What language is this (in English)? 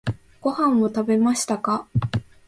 Japanese